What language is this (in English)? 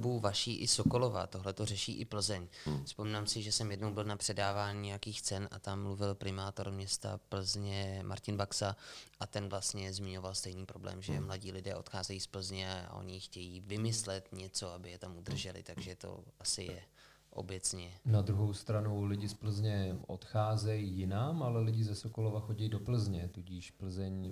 Czech